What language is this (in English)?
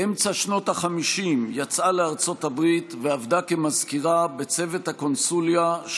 Hebrew